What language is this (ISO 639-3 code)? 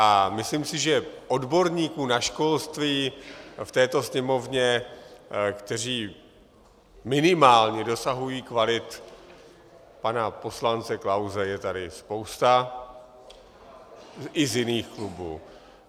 ces